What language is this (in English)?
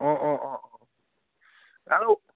Assamese